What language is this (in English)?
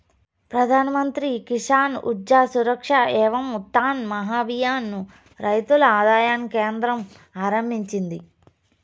Telugu